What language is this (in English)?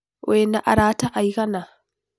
Kikuyu